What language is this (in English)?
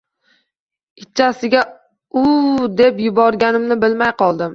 Uzbek